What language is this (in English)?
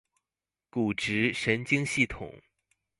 Chinese